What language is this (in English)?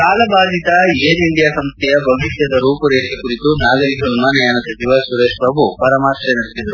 Kannada